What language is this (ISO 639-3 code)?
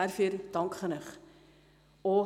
gsw